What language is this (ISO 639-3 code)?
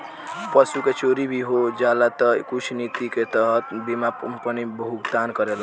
bho